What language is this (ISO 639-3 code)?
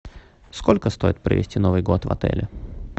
rus